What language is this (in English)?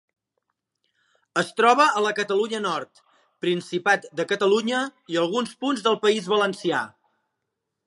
Catalan